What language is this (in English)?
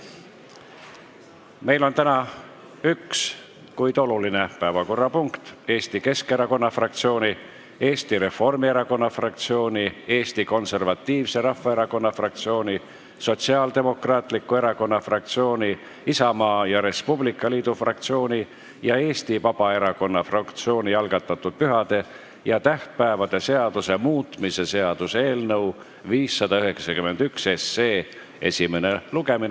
Estonian